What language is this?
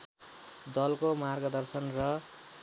Nepali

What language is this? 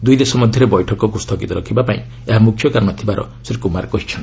Odia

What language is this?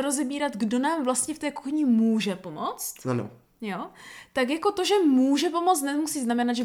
Czech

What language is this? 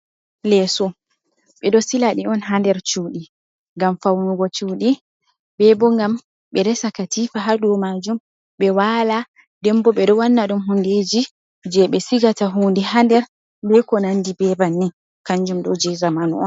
Fula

